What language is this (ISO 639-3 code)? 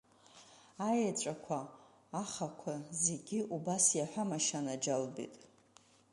abk